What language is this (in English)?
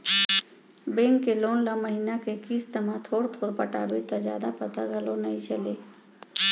Chhattisgarhi